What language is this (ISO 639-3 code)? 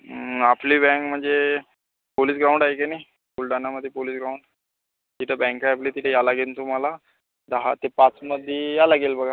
mar